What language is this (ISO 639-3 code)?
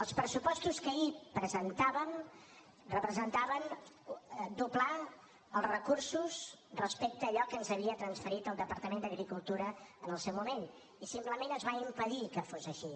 cat